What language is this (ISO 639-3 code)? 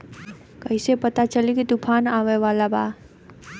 bho